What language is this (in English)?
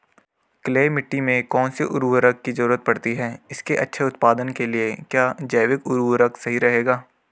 Hindi